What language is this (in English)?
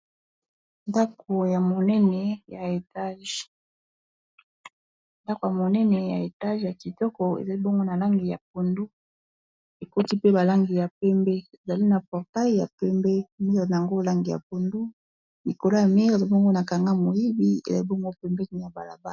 Lingala